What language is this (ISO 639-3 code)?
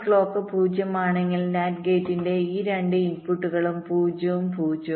mal